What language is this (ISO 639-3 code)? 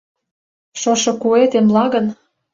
chm